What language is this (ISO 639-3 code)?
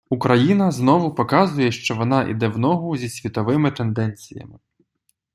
ukr